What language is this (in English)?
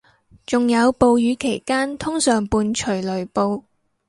Cantonese